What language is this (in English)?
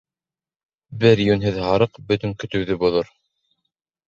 Bashkir